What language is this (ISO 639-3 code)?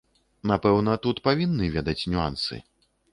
bel